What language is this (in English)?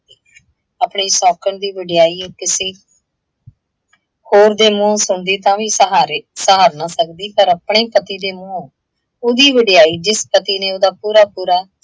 Punjabi